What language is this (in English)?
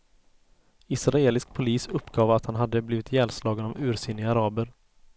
Swedish